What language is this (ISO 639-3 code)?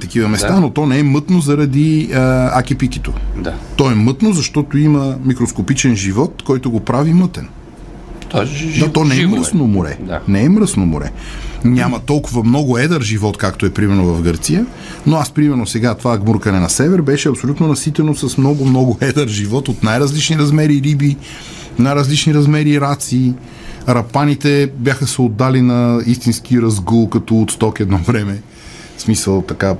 bul